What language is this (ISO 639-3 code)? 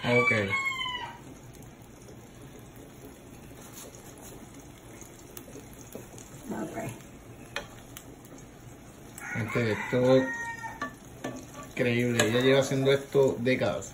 spa